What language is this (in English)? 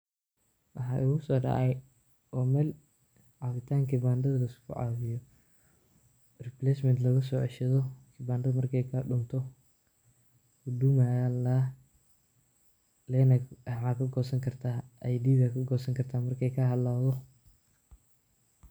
Somali